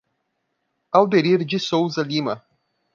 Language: Portuguese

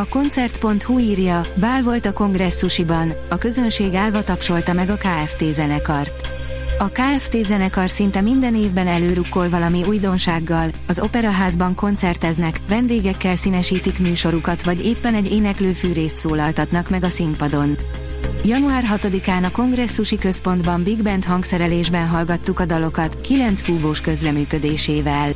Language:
Hungarian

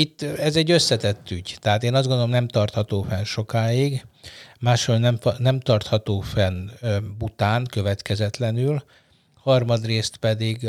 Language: Hungarian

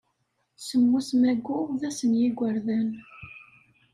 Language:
Kabyle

